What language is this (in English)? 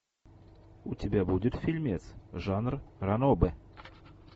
Russian